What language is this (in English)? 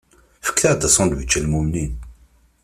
Kabyle